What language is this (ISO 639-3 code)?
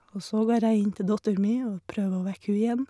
nor